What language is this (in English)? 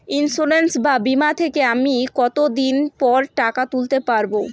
Bangla